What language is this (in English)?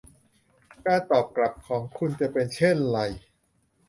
Thai